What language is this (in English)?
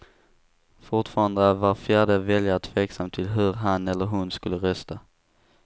Swedish